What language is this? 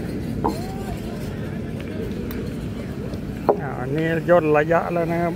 Thai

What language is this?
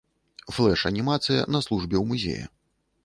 Belarusian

